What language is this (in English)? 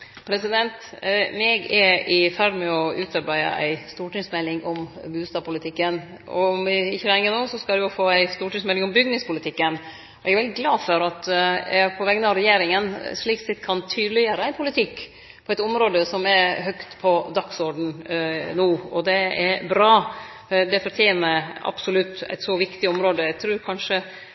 Norwegian